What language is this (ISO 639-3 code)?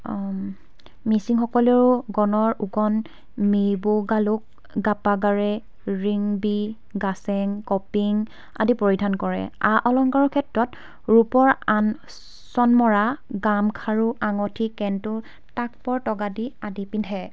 asm